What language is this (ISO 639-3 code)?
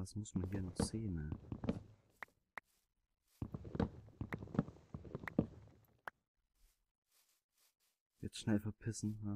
deu